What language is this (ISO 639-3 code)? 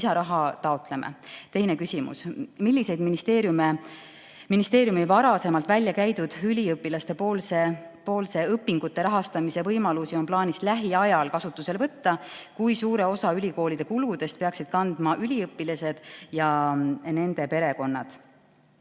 est